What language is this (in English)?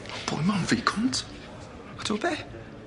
Welsh